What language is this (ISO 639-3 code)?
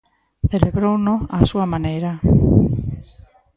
glg